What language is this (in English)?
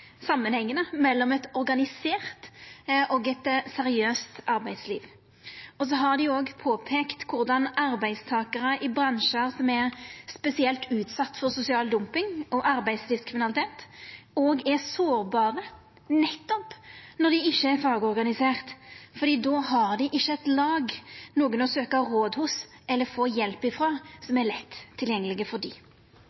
Norwegian Nynorsk